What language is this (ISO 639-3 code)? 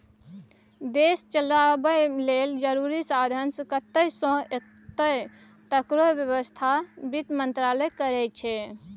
mai